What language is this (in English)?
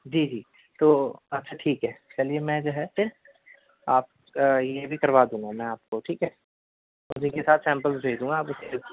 Urdu